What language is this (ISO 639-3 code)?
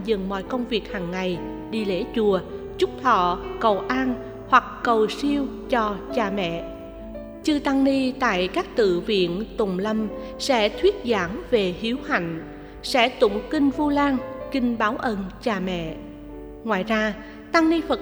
vie